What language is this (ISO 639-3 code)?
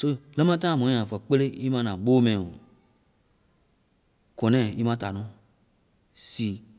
vai